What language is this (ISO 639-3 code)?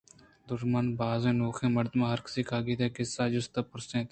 bgp